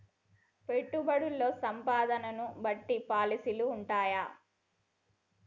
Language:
Telugu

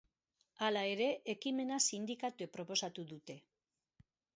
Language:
Basque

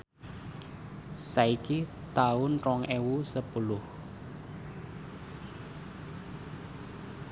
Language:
Javanese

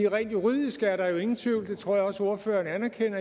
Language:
Danish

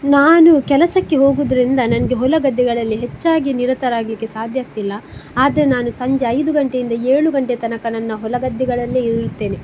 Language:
Kannada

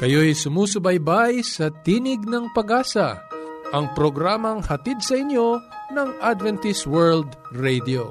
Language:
Filipino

